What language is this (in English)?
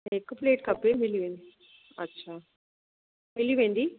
Sindhi